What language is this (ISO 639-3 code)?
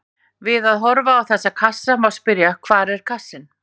isl